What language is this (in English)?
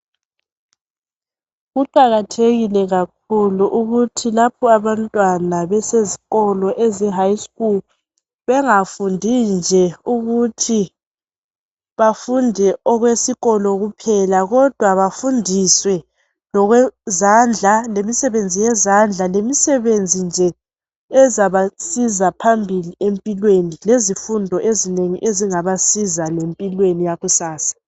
North Ndebele